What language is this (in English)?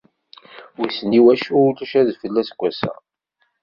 Kabyle